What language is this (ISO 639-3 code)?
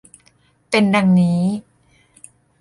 tha